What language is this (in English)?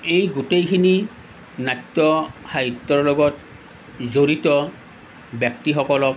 Assamese